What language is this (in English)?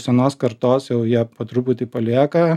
Lithuanian